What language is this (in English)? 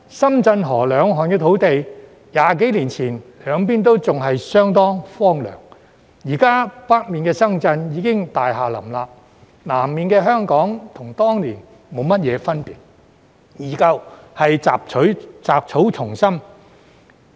Cantonese